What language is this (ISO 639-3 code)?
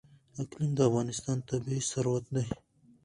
pus